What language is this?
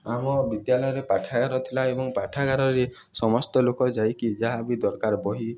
Odia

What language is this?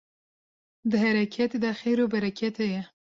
Kurdish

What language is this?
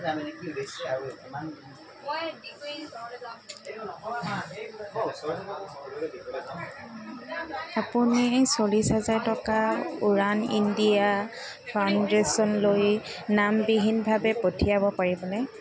Assamese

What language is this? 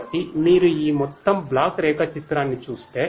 Telugu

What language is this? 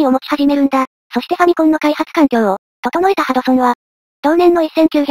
Japanese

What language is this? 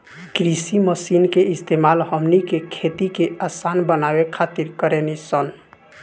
Bhojpuri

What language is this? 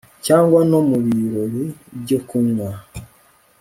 Kinyarwanda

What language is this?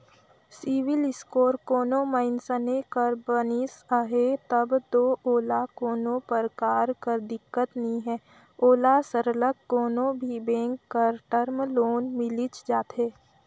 Chhattisgarhi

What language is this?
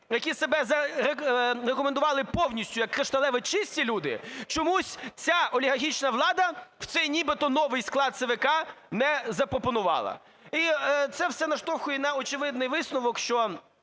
Ukrainian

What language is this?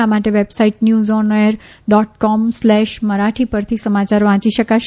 Gujarati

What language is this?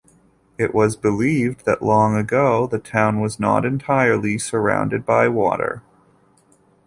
English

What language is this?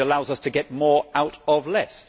English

